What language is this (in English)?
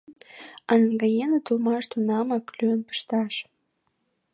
Mari